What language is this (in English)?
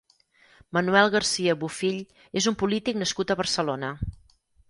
Catalan